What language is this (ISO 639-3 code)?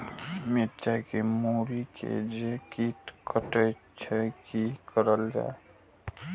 mai